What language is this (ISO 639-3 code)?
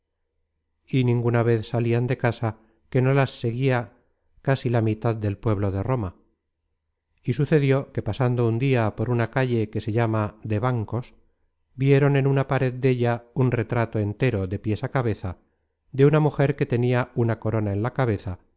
spa